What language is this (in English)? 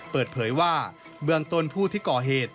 Thai